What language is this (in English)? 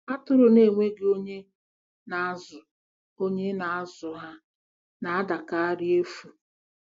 Igbo